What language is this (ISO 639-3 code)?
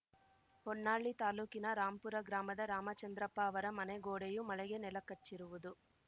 kan